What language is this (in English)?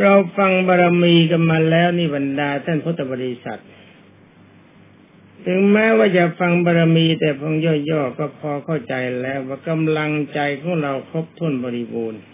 Thai